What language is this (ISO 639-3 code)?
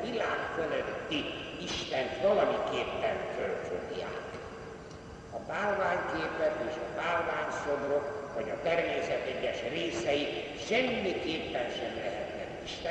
hun